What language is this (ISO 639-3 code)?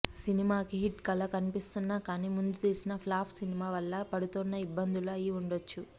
tel